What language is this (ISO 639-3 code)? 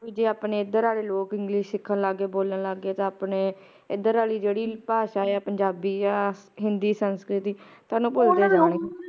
pan